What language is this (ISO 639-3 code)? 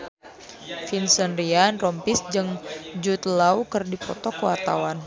sun